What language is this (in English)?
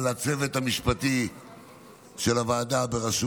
Hebrew